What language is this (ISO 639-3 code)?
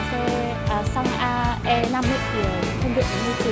vie